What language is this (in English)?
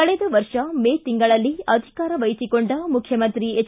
Kannada